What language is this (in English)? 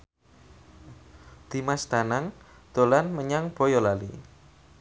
Javanese